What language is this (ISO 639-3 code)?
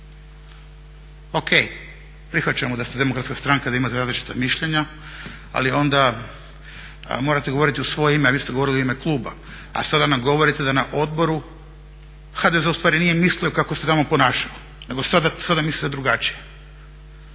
hrv